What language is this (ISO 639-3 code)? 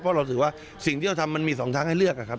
tha